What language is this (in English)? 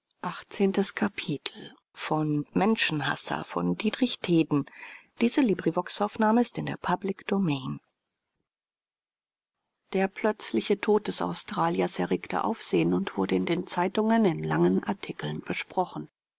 German